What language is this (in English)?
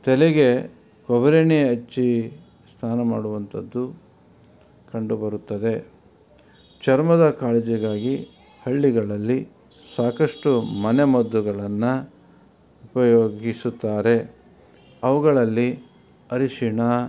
Kannada